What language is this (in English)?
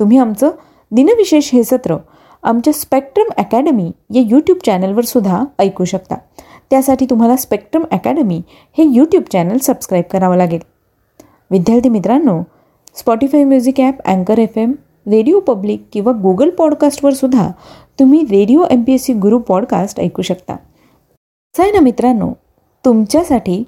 Marathi